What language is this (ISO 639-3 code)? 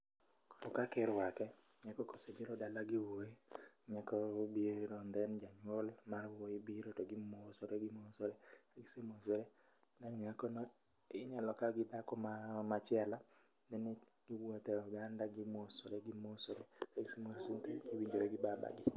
luo